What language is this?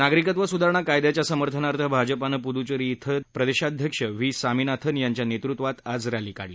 Marathi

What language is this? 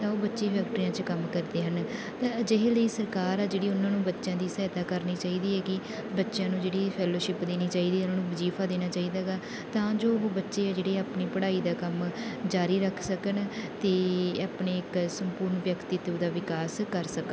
Punjabi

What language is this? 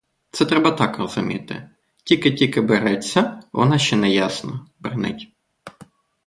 Ukrainian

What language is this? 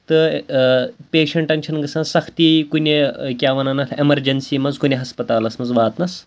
Kashmiri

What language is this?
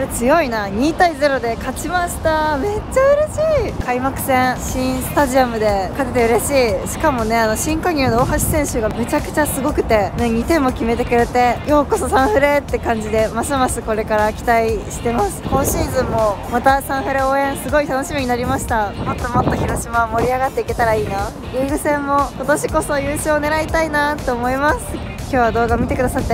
Japanese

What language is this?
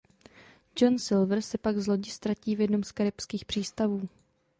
Czech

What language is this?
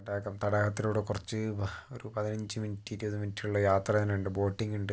Malayalam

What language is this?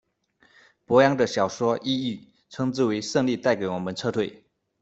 Chinese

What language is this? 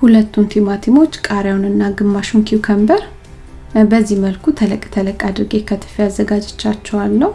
Amharic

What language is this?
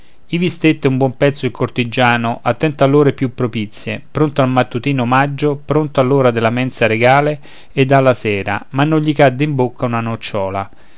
Italian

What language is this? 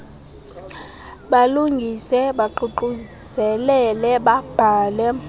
Xhosa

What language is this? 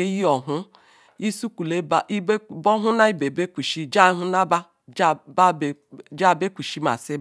Ikwere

